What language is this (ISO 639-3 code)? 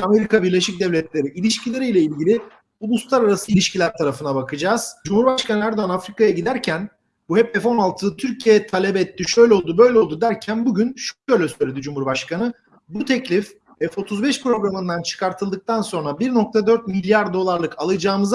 tur